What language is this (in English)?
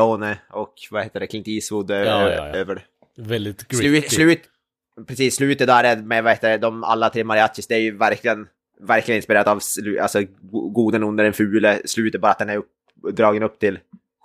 Swedish